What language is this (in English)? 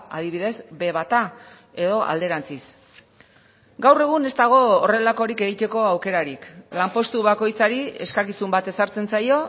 Basque